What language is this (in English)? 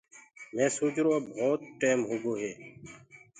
Gurgula